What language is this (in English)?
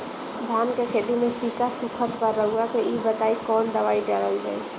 Bhojpuri